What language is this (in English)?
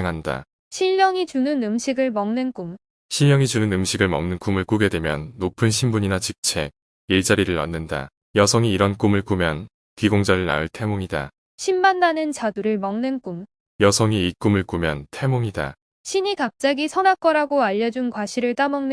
Korean